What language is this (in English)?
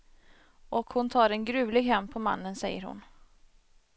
Swedish